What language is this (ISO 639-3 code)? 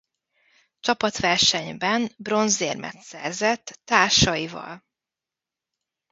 hun